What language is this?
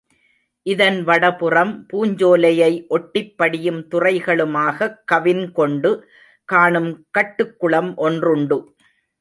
Tamil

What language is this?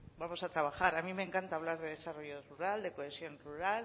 Spanish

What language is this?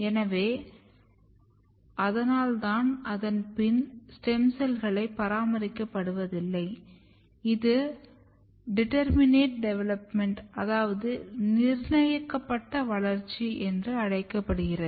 Tamil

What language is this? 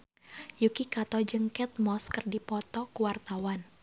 Sundanese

